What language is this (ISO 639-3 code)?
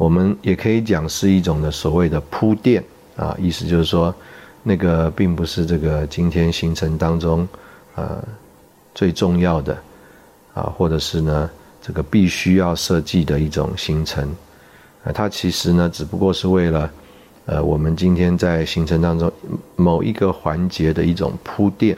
zho